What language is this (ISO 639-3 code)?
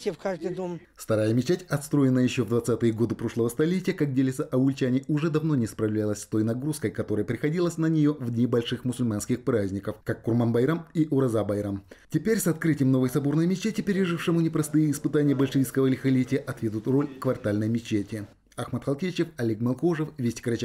rus